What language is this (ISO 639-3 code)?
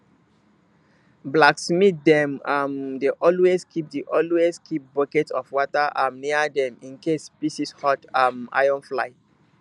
pcm